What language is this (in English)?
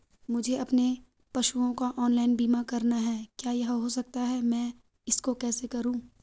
Hindi